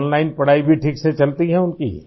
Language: Urdu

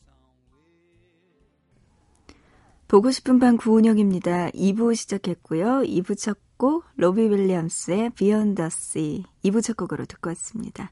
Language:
Korean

